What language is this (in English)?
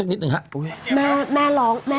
Thai